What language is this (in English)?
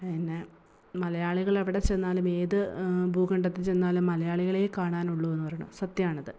Malayalam